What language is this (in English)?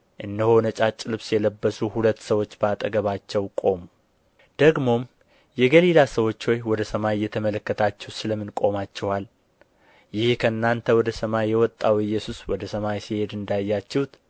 Amharic